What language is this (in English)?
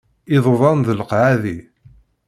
Kabyle